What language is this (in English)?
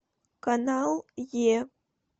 Russian